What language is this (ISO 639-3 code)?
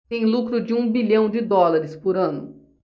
por